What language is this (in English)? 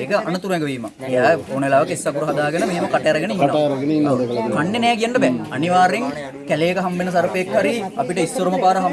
Indonesian